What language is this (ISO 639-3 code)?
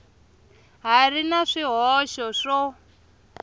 tso